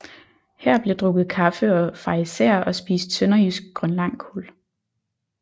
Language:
Danish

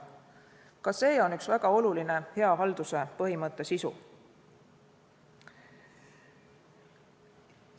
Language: Estonian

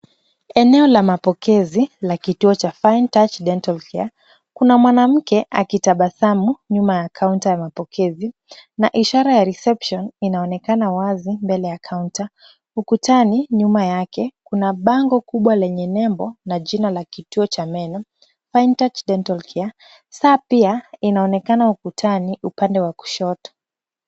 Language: Swahili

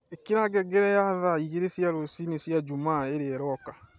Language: Kikuyu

